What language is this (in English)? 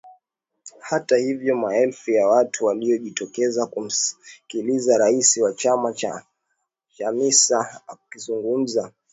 Swahili